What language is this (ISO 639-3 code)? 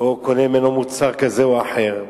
heb